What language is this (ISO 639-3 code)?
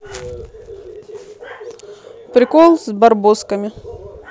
rus